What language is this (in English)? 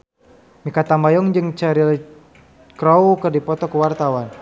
Sundanese